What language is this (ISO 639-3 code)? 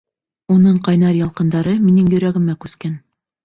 bak